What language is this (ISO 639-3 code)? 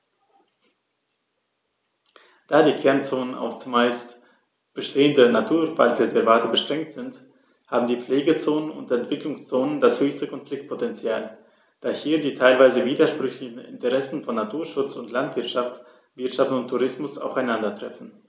deu